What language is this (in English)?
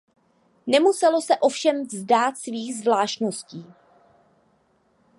Czech